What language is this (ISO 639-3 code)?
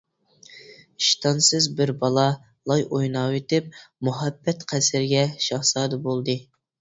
uig